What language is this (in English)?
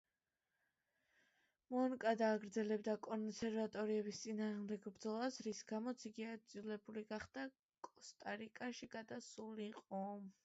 Georgian